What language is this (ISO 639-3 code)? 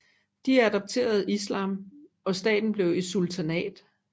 dan